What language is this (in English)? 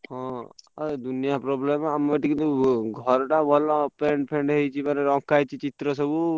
Odia